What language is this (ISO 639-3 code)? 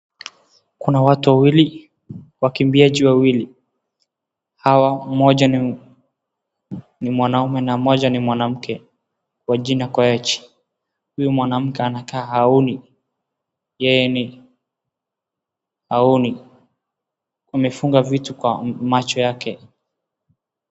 swa